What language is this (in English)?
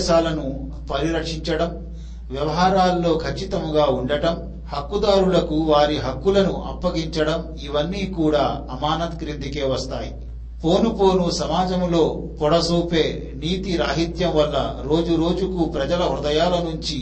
Telugu